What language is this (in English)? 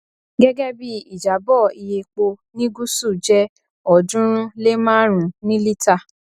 Yoruba